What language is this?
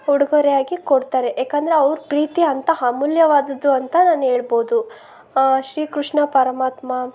Kannada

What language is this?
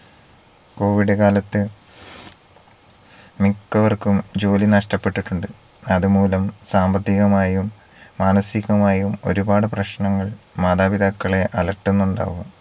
Malayalam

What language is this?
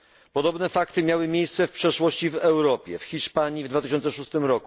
Polish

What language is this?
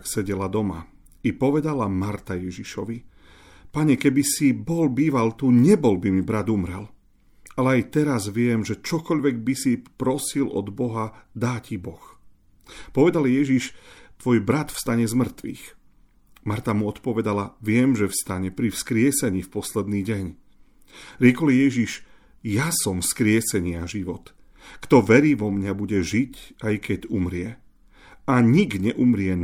Slovak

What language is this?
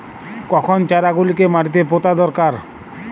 Bangla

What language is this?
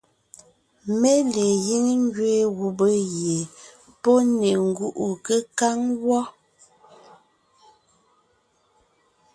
Ngiemboon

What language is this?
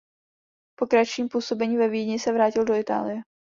Czech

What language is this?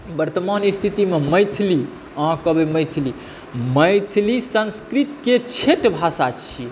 Maithili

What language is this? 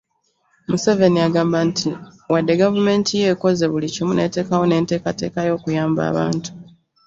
Ganda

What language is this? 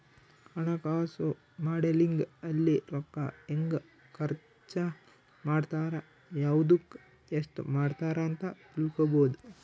Kannada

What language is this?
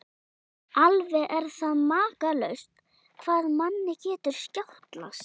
Icelandic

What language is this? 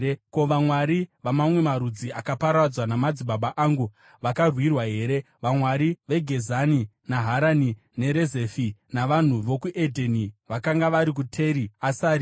Shona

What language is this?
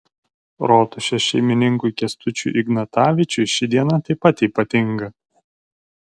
Lithuanian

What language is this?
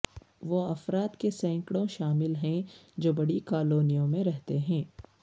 Urdu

